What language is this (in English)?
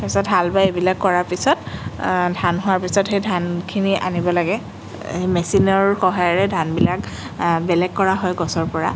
Assamese